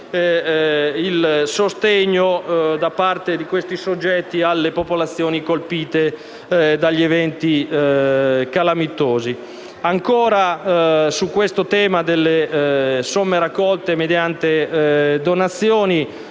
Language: Italian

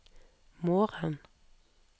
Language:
Norwegian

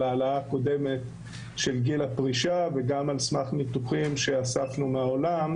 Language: Hebrew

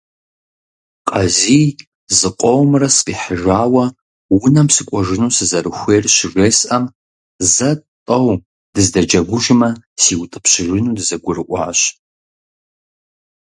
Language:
Kabardian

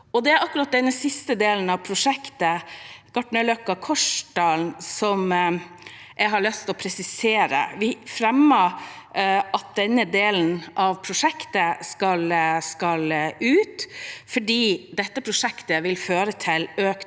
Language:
Norwegian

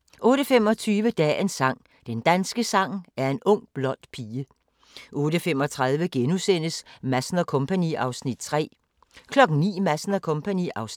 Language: Danish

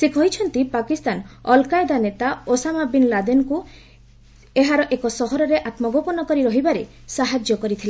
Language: Odia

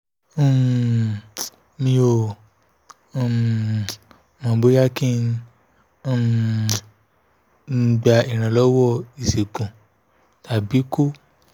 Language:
Yoruba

